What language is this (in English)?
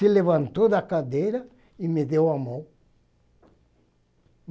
Portuguese